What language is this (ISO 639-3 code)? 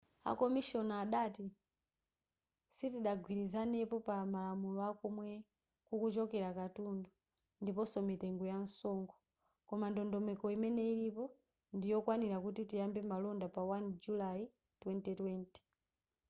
nya